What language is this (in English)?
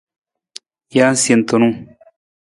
Nawdm